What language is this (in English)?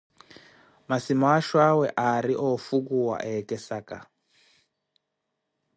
Koti